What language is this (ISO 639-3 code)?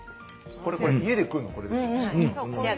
jpn